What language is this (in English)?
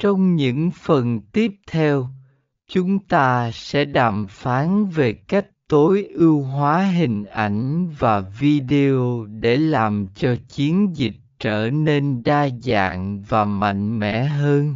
Vietnamese